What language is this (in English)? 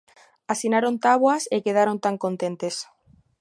Galician